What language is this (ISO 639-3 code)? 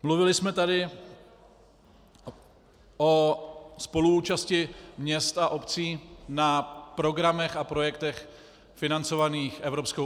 ces